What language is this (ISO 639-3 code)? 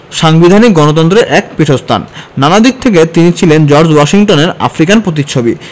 ben